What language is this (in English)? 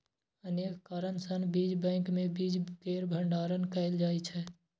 Maithili